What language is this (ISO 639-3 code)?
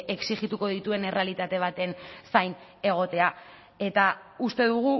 eus